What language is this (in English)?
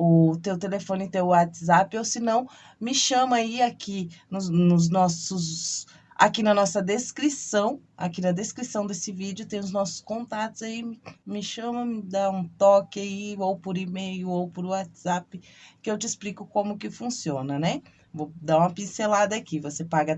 Portuguese